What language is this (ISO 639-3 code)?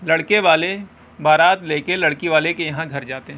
urd